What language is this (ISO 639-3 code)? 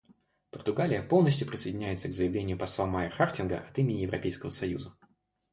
rus